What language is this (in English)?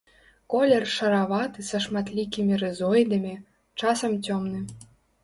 Belarusian